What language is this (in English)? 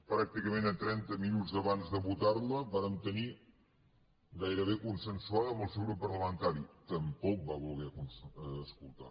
Catalan